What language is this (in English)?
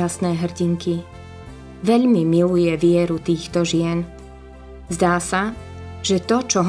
Slovak